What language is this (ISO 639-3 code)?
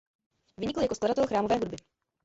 ces